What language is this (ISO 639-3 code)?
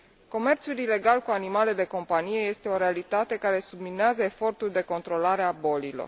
ron